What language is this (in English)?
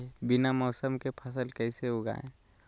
Magahi